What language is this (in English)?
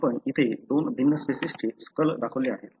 Marathi